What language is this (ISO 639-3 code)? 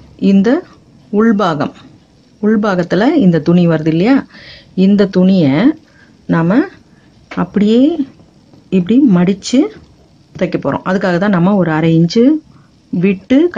eng